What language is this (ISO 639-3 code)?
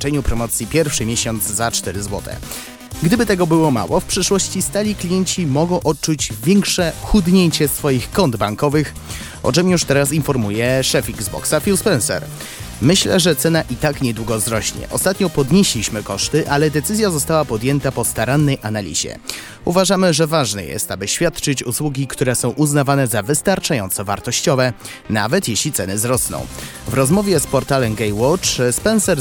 pol